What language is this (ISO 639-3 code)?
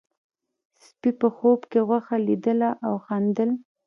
pus